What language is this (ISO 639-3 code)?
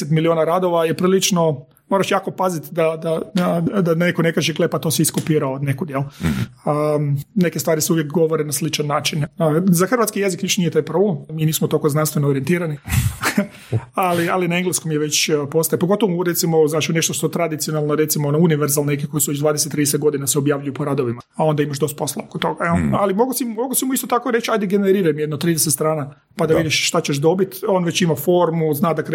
hrv